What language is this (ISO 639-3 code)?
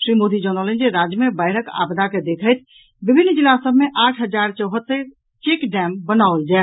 mai